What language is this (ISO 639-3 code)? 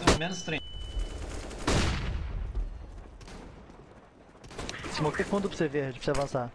por